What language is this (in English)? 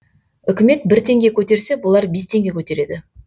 Kazakh